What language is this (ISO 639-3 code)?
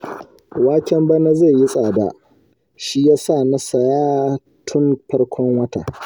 hau